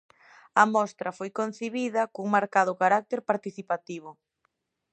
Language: Galician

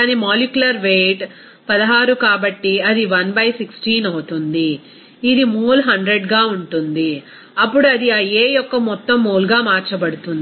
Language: Telugu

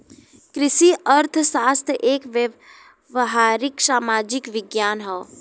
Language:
Bhojpuri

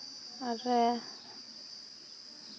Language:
Santali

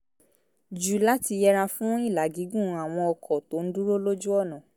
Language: Yoruba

